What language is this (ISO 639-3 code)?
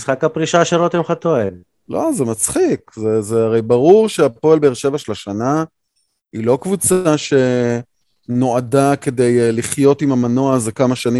heb